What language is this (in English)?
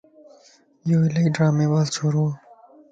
Lasi